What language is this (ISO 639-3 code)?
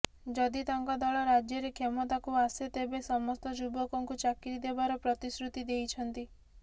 ori